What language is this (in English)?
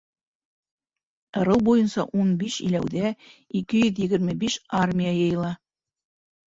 Bashkir